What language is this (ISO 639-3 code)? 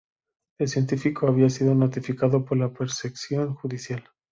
spa